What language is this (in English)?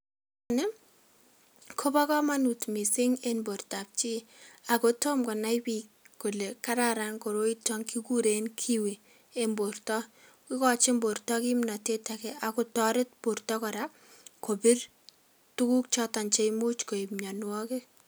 Kalenjin